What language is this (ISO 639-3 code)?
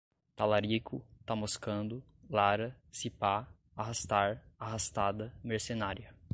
por